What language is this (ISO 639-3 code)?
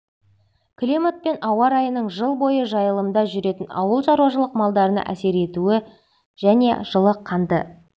kaz